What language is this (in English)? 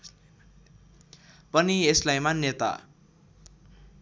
Nepali